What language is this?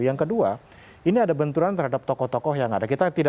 Indonesian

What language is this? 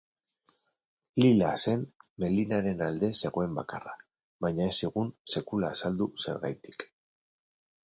Basque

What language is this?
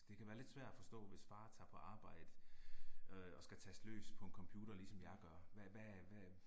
Danish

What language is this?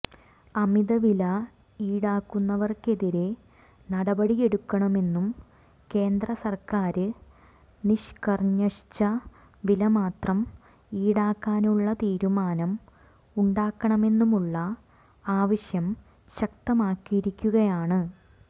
Malayalam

